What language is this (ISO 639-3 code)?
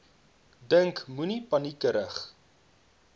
afr